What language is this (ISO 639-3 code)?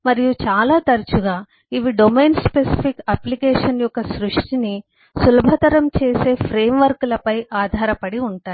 tel